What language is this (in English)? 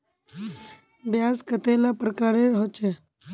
Magahi